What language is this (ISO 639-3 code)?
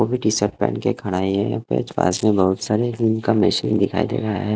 hin